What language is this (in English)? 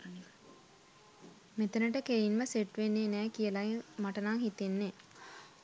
Sinhala